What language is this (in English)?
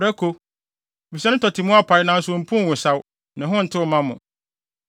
Akan